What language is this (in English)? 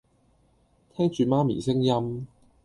Cantonese